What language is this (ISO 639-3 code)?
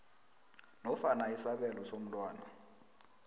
nbl